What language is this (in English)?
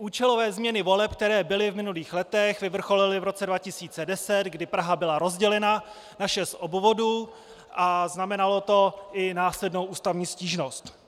Czech